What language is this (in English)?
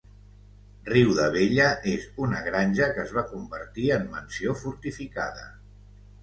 Catalan